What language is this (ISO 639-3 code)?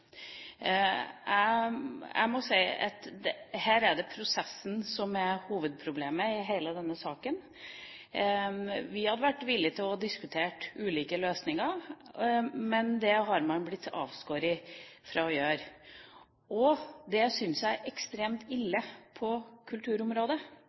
nob